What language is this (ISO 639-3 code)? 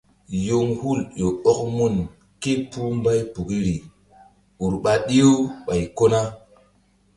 mdd